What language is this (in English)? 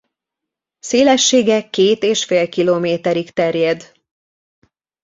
Hungarian